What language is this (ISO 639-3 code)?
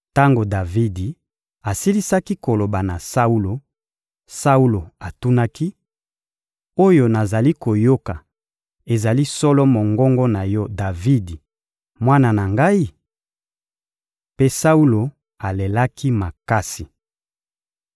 lin